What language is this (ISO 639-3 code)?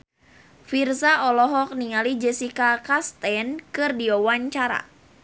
sun